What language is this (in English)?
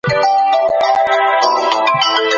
Pashto